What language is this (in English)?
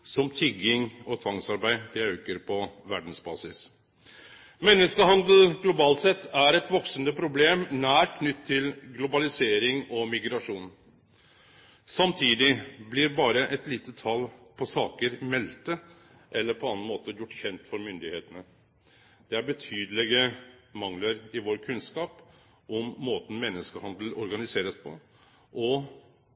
Norwegian Nynorsk